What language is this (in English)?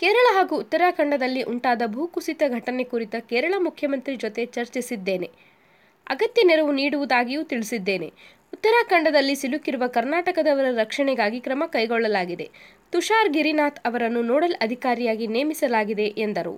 Kannada